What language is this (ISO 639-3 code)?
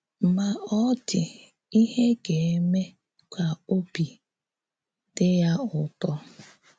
ibo